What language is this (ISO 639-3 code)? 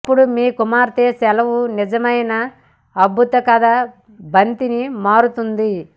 tel